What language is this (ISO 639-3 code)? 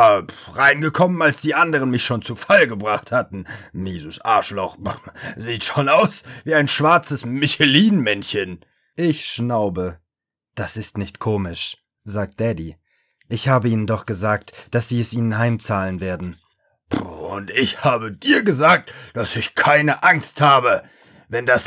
deu